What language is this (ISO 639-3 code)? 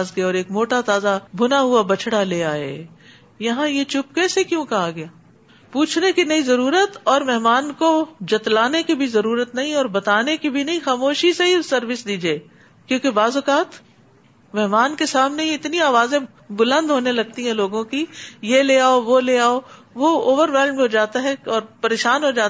urd